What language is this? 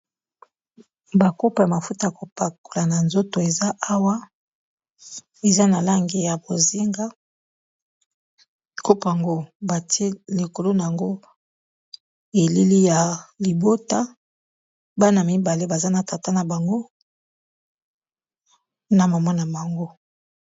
Lingala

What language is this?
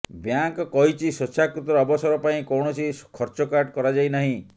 Odia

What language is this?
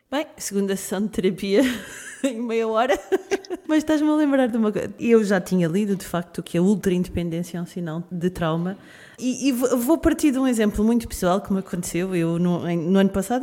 Portuguese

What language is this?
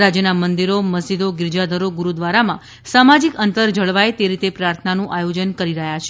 Gujarati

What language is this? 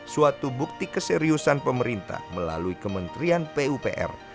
Indonesian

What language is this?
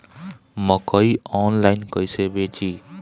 Bhojpuri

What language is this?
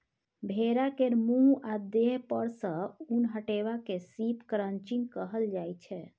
Maithili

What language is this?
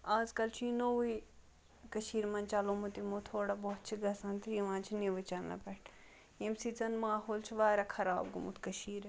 Kashmiri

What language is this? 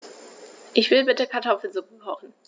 German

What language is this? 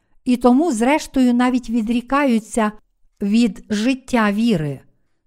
Ukrainian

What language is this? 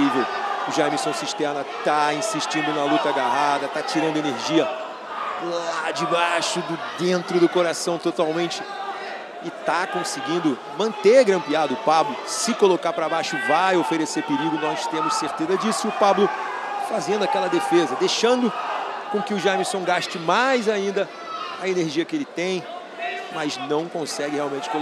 Portuguese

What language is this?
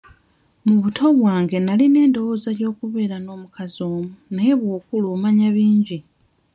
Ganda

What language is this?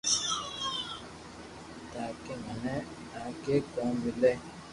Loarki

